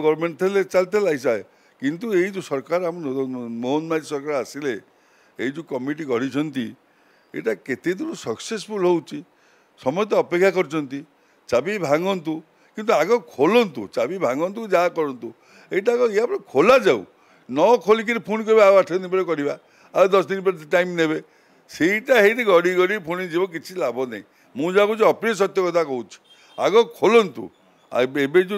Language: Bangla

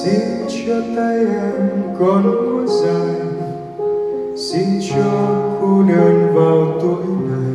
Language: Vietnamese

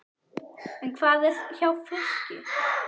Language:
Icelandic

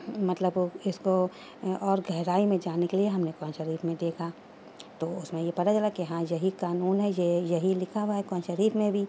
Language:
Urdu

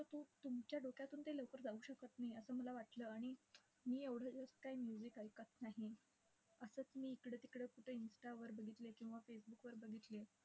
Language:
Marathi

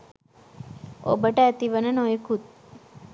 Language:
Sinhala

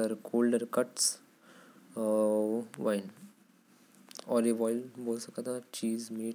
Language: Korwa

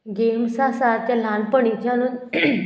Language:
Konkani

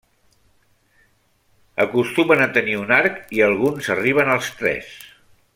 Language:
Catalan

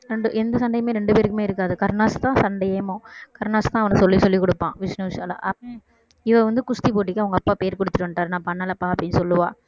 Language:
Tamil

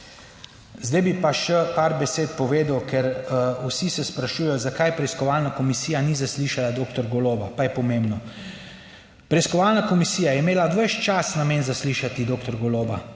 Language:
Slovenian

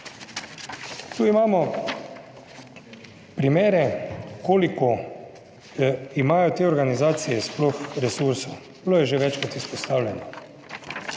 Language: Slovenian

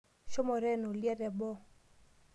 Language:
Masai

